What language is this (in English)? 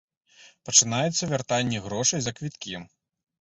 Belarusian